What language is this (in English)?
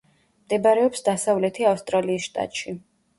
Georgian